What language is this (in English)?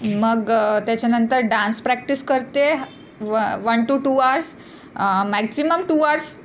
Marathi